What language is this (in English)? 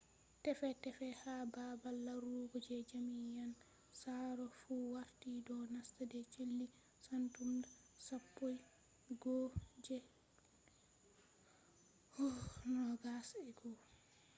Fula